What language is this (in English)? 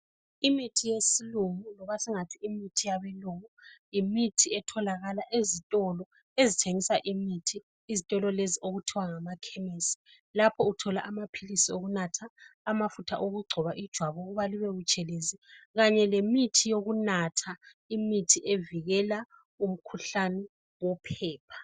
North Ndebele